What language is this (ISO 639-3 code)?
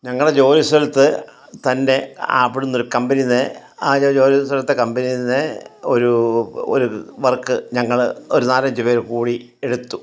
mal